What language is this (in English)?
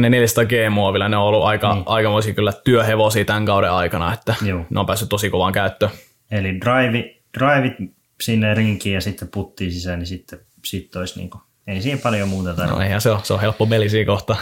Finnish